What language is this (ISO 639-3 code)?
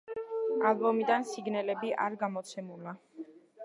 kat